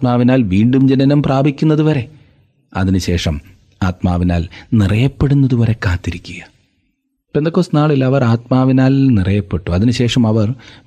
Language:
Malayalam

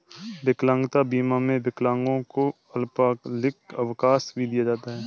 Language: Hindi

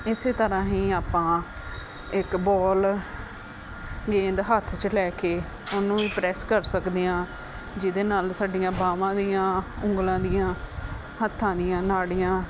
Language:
Punjabi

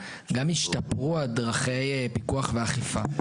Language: Hebrew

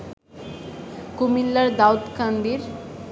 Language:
Bangla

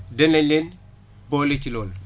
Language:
Wolof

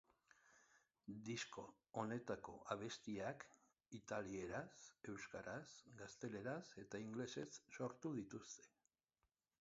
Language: Basque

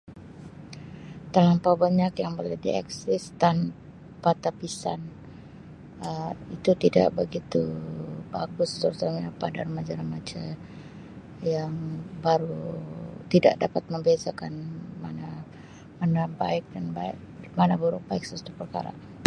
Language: Sabah Malay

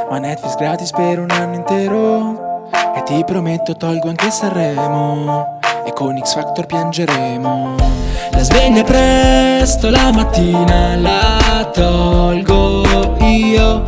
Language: Italian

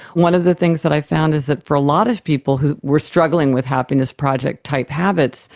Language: English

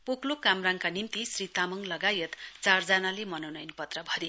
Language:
Nepali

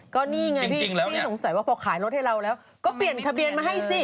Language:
Thai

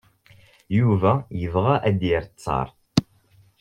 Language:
Kabyle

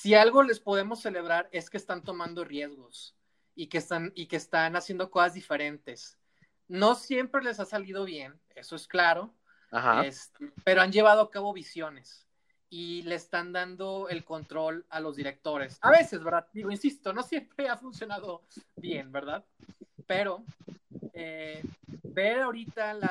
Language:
Spanish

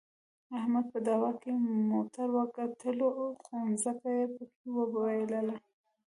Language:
Pashto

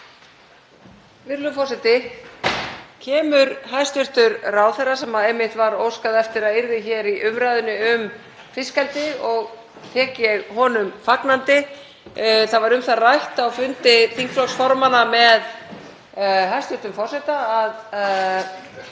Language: Icelandic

